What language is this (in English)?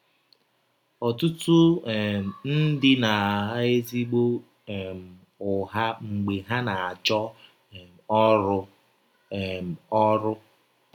Igbo